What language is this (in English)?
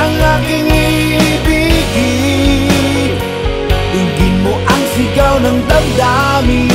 Filipino